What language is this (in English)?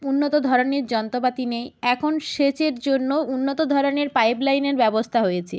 Bangla